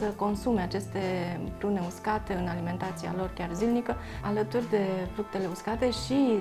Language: Romanian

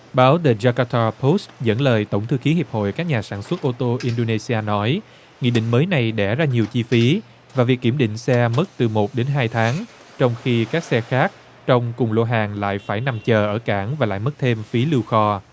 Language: Vietnamese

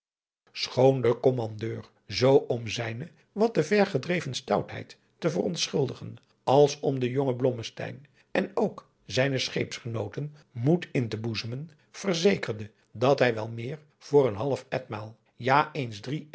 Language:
Dutch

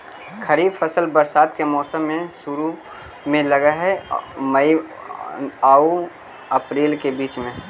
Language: Magahi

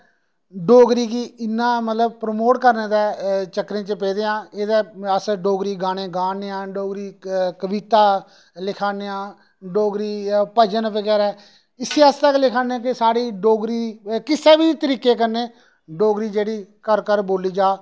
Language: Dogri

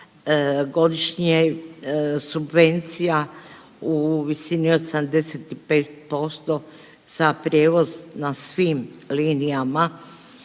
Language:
Croatian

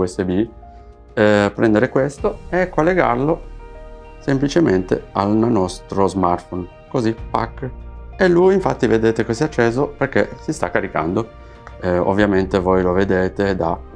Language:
Italian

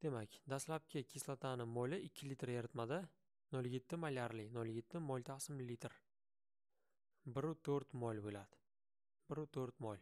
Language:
Turkish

